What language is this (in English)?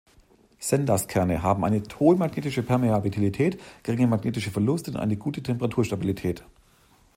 German